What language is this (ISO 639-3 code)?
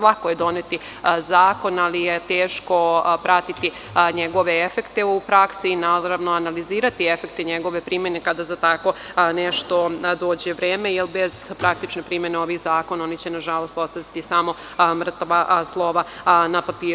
srp